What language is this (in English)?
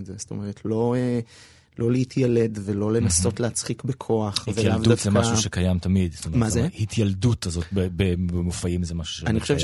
Hebrew